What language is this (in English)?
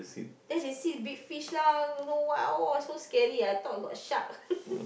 English